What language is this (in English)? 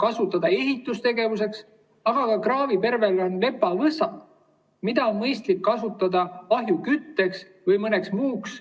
Estonian